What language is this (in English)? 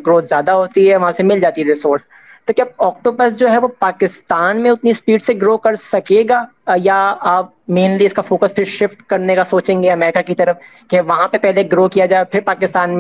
Urdu